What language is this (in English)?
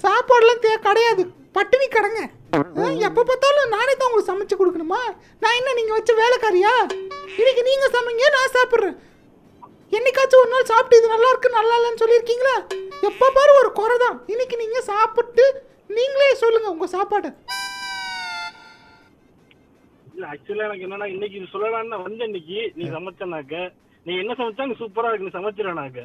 Tamil